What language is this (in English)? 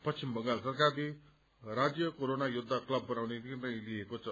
Nepali